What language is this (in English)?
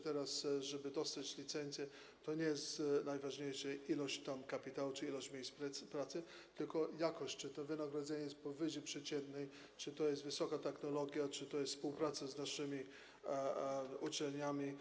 Polish